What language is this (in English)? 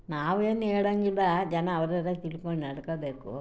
Kannada